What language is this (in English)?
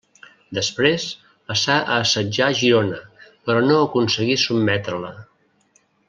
Catalan